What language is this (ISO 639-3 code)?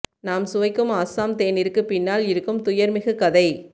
tam